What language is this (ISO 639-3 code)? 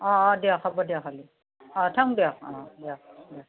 asm